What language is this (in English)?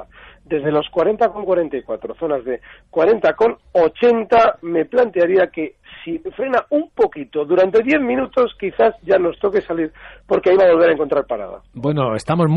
Spanish